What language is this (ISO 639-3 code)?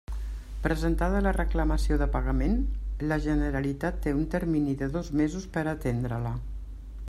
cat